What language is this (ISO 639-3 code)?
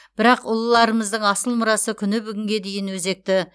kaz